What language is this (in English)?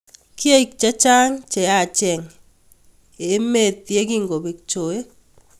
Kalenjin